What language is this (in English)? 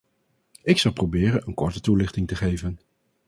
Dutch